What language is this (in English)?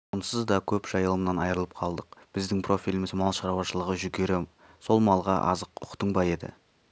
Kazakh